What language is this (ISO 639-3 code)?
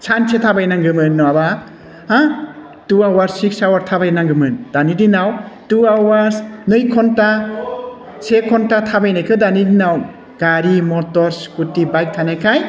brx